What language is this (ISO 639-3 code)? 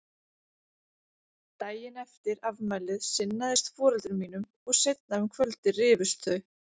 isl